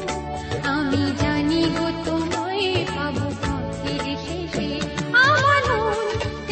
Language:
Bangla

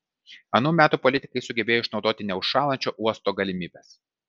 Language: Lithuanian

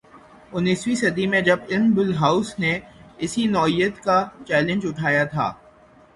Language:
Urdu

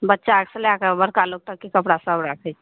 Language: Maithili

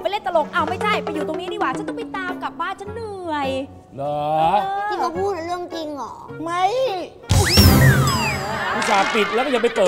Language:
Thai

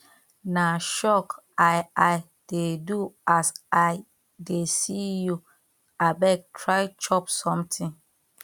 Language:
Nigerian Pidgin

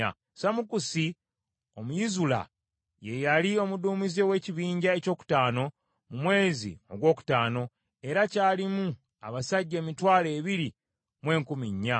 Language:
Ganda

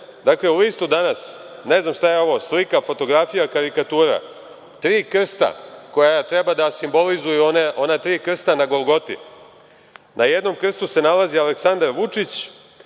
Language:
Serbian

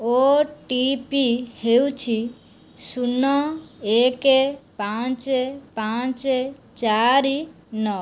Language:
Odia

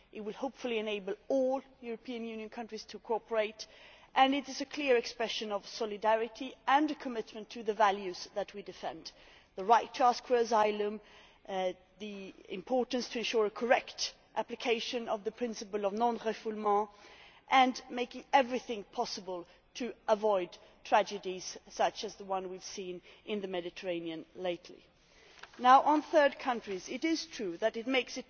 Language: English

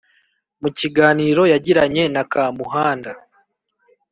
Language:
Kinyarwanda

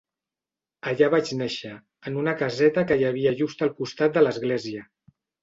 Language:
Catalan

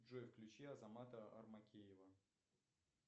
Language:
Russian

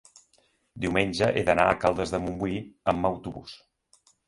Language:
Catalan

